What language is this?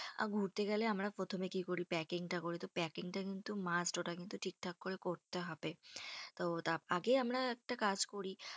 Bangla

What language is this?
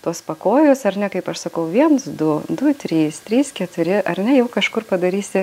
Lithuanian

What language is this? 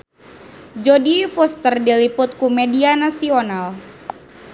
Sundanese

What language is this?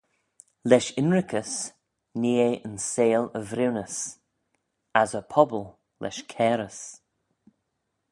Manx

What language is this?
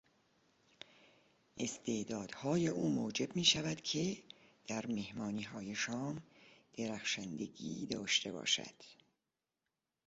Persian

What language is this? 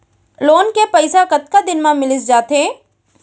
Chhattisgarhi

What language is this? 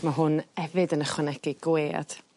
Welsh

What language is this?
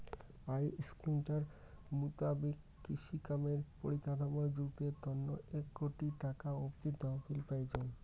Bangla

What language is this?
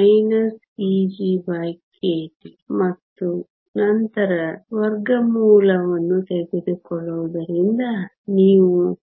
Kannada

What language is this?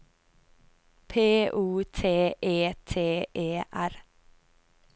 Norwegian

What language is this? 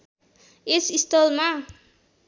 Nepali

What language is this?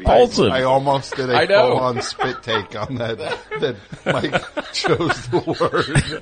English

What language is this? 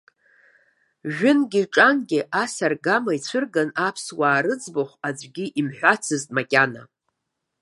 Abkhazian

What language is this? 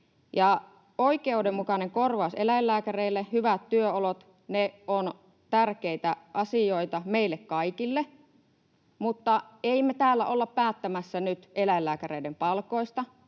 Finnish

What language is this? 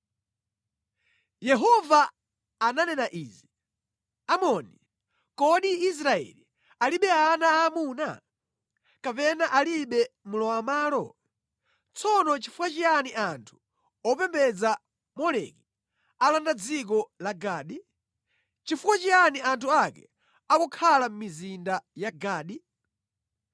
Nyanja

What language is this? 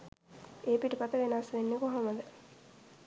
Sinhala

